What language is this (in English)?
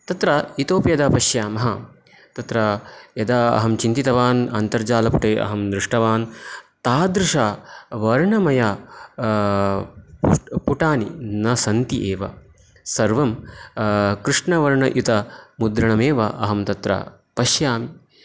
Sanskrit